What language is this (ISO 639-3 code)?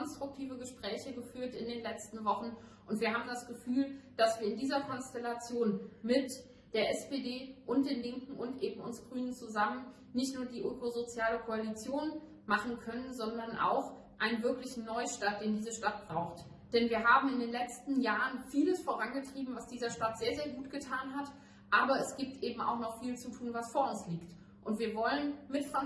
deu